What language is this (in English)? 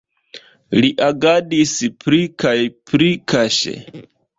Esperanto